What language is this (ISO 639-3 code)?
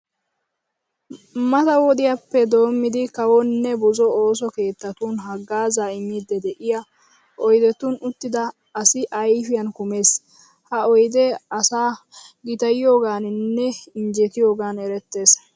wal